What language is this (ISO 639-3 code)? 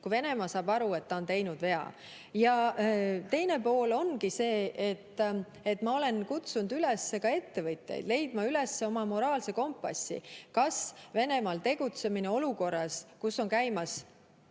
est